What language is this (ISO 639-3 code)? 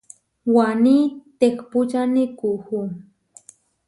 var